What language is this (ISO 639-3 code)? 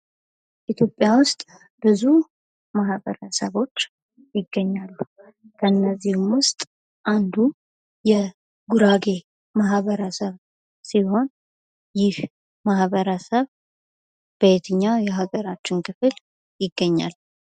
amh